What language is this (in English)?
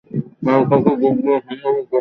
Bangla